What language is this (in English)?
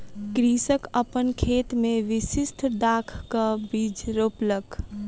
Maithili